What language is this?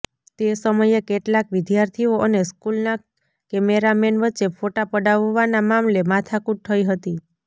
Gujarati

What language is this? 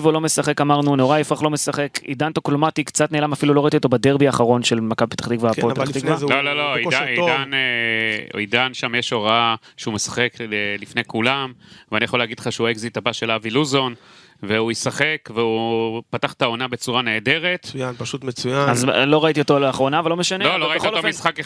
Hebrew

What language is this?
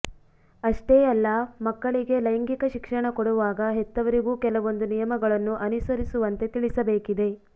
Kannada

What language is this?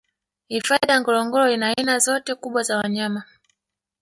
Swahili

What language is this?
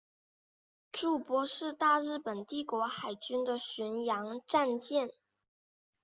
Chinese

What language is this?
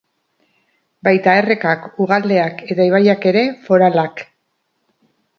Basque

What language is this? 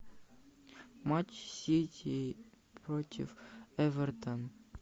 Russian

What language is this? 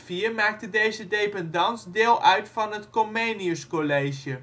Dutch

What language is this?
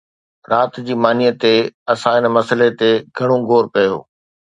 Sindhi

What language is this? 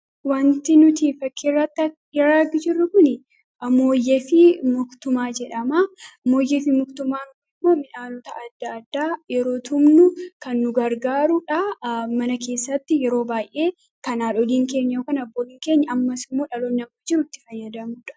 Oromo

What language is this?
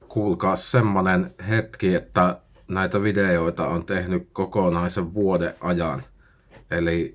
Finnish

